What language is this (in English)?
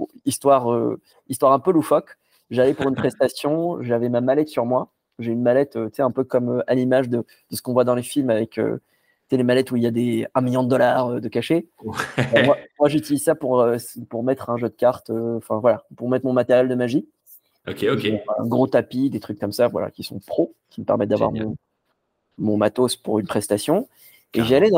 French